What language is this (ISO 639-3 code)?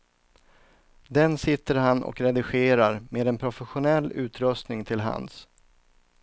swe